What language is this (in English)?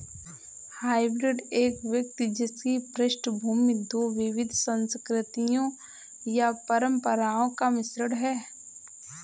Hindi